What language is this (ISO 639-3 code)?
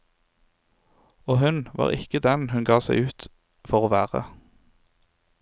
nor